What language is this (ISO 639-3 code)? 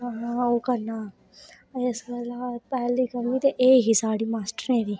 doi